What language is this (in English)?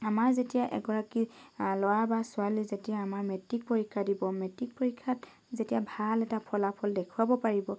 Assamese